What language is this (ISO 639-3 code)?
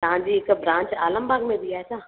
snd